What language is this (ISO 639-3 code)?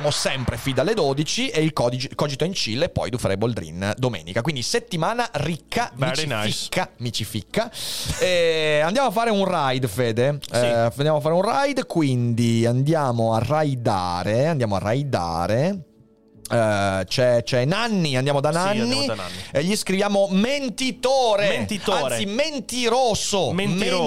ita